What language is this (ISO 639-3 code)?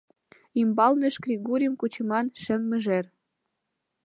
chm